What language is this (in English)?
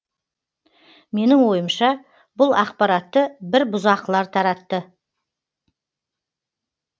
Kazakh